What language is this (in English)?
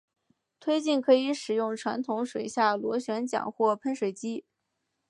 Chinese